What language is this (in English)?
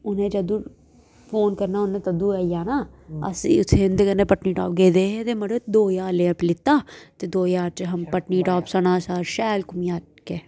Dogri